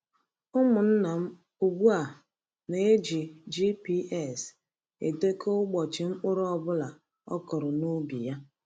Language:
Igbo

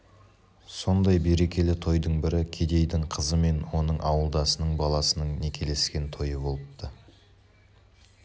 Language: Kazakh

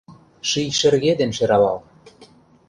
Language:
Mari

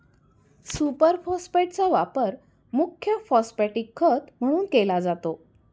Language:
Marathi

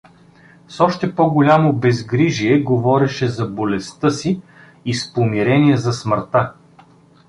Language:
Bulgarian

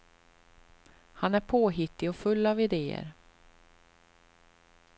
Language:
Swedish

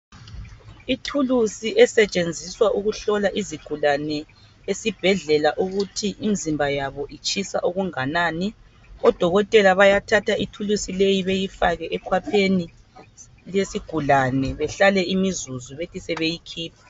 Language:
North Ndebele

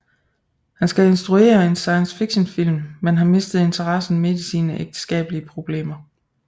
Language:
Danish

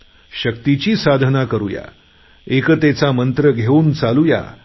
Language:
Marathi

